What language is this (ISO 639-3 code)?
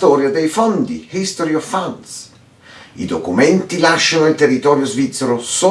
ita